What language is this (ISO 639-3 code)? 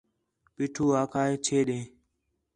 xhe